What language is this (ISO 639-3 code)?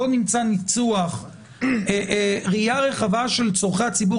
heb